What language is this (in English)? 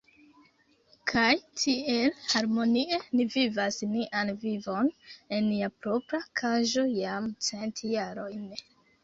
Esperanto